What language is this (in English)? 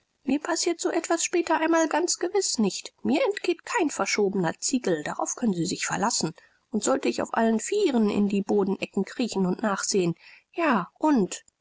German